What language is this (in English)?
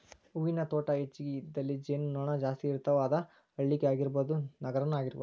Kannada